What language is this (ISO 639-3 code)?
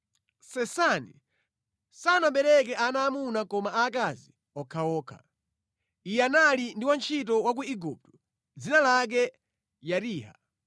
nya